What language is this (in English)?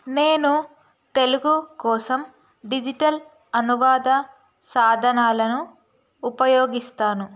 Telugu